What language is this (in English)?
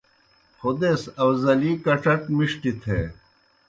Kohistani Shina